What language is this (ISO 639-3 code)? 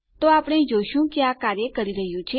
guj